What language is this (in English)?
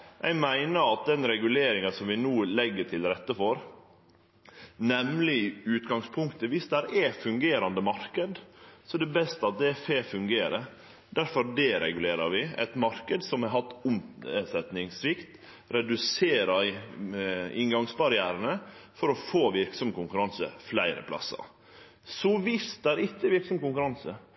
Norwegian Nynorsk